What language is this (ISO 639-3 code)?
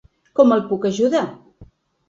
cat